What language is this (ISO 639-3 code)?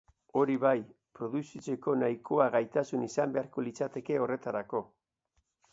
eus